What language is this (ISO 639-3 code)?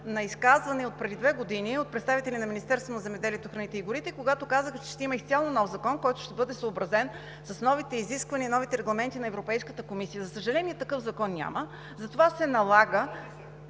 bul